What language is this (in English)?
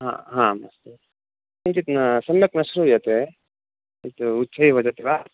Sanskrit